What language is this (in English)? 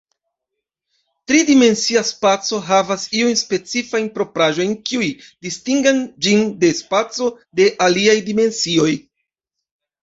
Esperanto